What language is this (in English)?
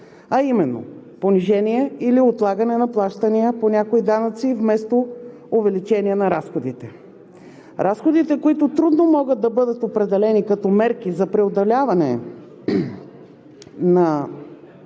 Bulgarian